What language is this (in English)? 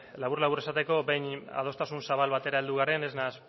Basque